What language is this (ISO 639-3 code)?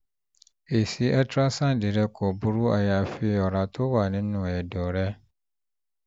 yor